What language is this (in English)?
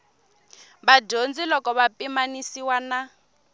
Tsonga